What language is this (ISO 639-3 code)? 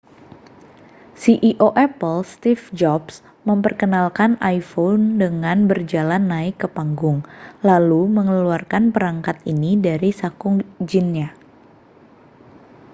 ind